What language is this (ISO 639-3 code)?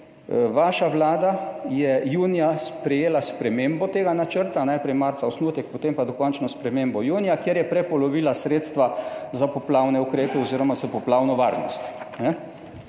slv